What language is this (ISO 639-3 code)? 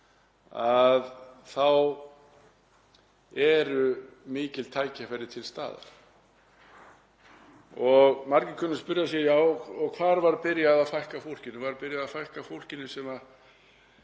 isl